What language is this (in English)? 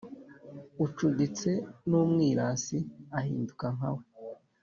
Kinyarwanda